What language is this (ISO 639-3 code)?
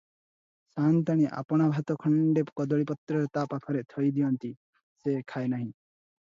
ori